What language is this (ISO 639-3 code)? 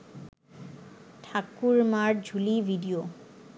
ben